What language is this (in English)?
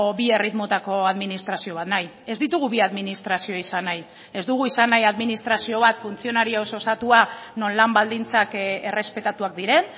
Basque